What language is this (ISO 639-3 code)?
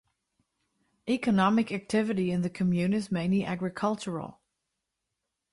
eng